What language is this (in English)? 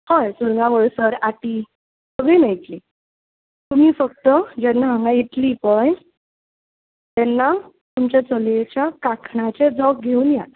Konkani